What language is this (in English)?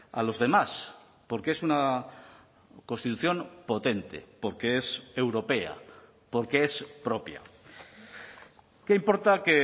Spanish